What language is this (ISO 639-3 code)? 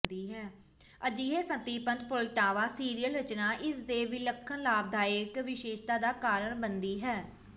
pan